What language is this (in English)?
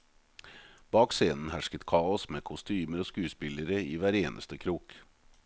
Norwegian